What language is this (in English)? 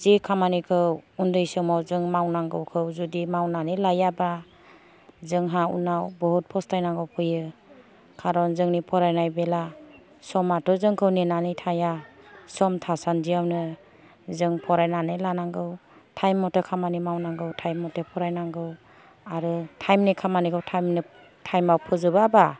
Bodo